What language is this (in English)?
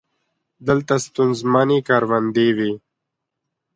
Pashto